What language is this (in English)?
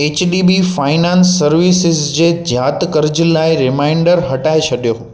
Sindhi